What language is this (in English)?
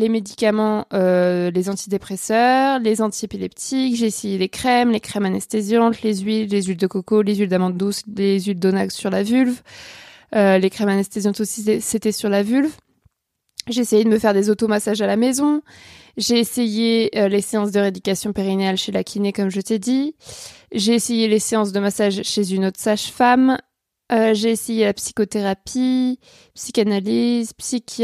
French